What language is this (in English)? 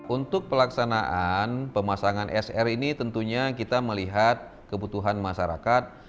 Indonesian